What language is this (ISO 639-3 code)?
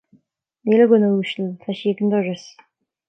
gle